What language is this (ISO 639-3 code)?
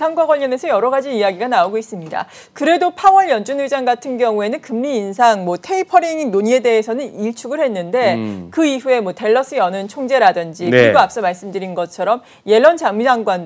kor